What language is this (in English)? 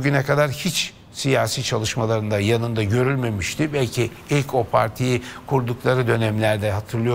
Turkish